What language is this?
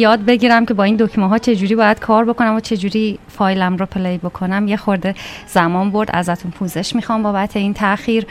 Persian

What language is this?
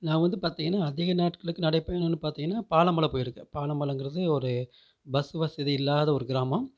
Tamil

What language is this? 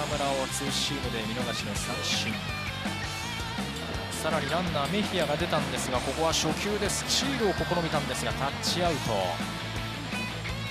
Japanese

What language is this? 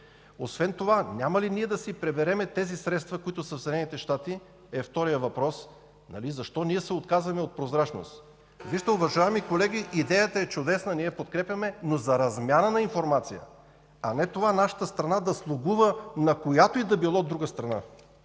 Bulgarian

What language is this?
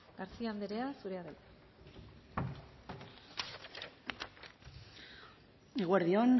Basque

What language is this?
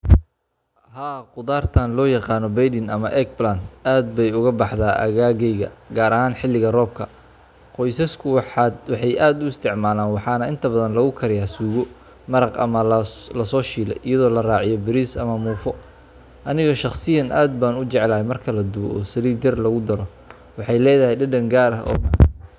Somali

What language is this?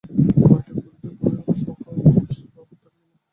Bangla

